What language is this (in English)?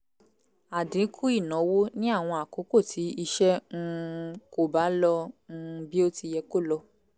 Yoruba